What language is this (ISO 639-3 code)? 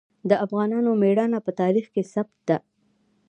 pus